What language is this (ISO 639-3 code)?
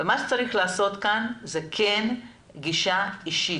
heb